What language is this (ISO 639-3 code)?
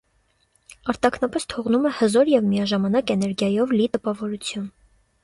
hye